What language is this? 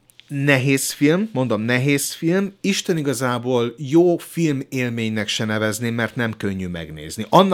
Hungarian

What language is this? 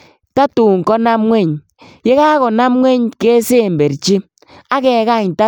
Kalenjin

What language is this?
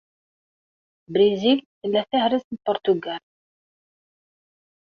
Kabyle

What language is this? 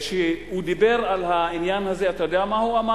Hebrew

